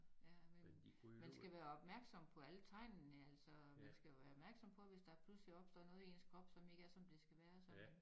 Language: Danish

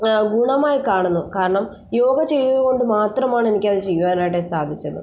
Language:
Malayalam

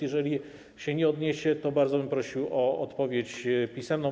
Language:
Polish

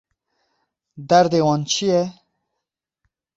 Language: Kurdish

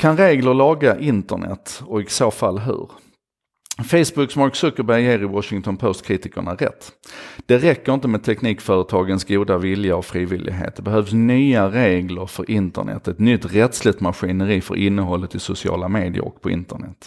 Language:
Swedish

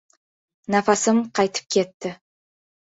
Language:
Uzbek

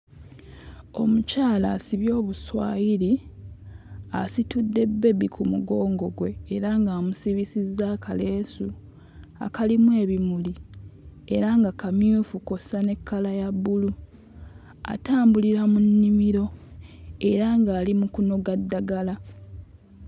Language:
Ganda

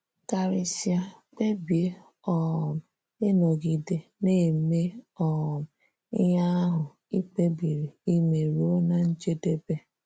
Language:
Igbo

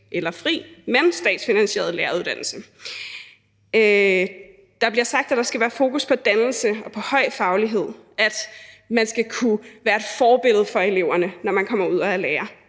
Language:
Danish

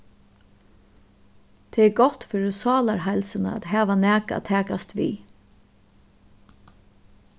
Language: Faroese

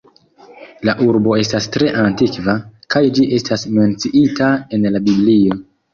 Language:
Esperanto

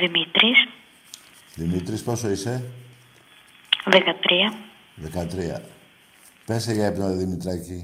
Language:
Greek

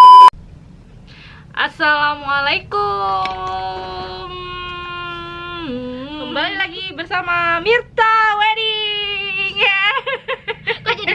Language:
Indonesian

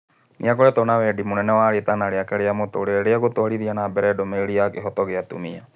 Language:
Kikuyu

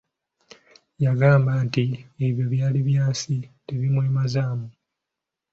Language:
Ganda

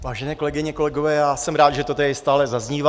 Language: Czech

